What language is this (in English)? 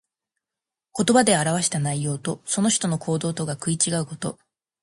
Japanese